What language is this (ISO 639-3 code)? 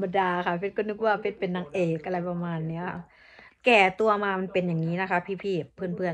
tha